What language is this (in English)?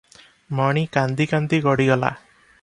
Odia